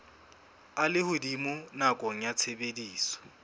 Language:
Southern Sotho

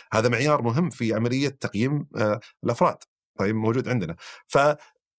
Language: Arabic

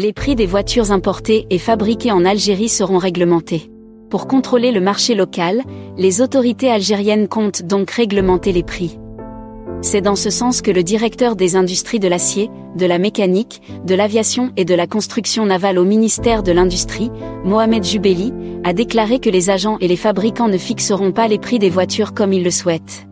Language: French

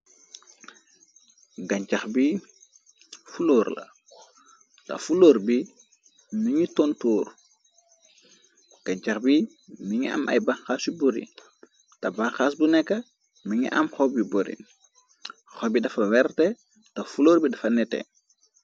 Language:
Wolof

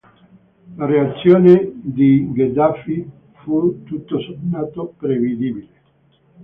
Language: Italian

